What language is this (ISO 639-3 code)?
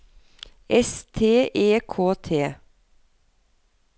nor